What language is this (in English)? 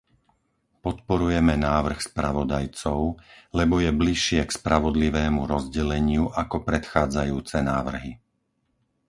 Slovak